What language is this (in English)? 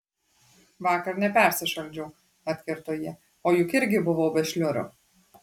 Lithuanian